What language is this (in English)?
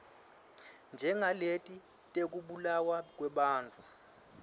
Swati